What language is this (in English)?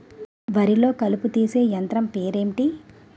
Telugu